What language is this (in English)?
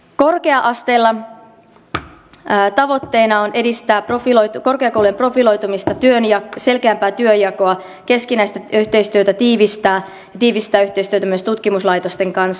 Finnish